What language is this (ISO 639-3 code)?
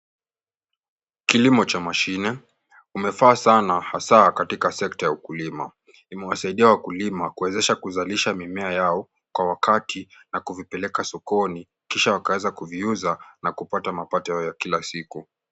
swa